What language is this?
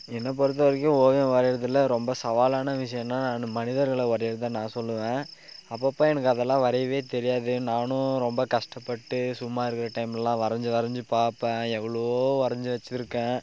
Tamil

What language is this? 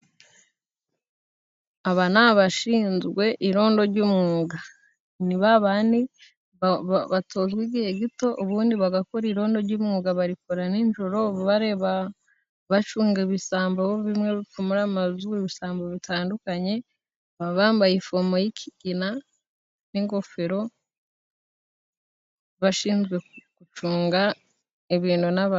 Kinyarwanda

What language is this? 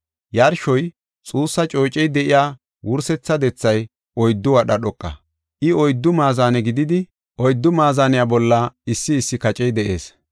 Gofa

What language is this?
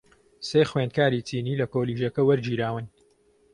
Central Kurdish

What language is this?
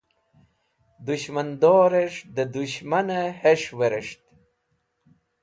Wakhi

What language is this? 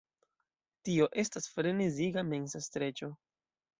Esperanto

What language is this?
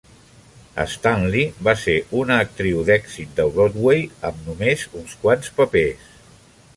Catalan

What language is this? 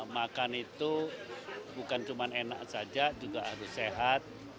Indonesian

